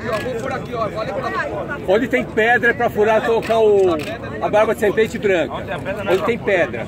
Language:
Portuguese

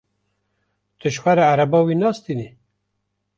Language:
Kurdish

